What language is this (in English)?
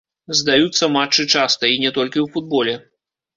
Belarusian